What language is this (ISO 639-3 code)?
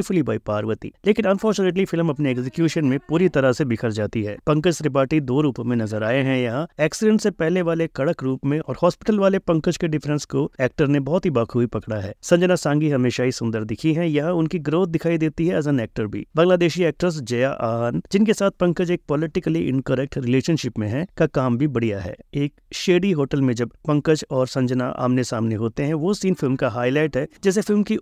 hin